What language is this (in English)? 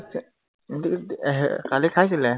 Assamese